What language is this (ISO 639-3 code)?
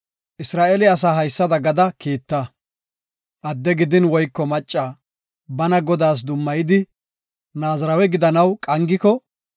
gof